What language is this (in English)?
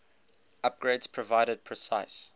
English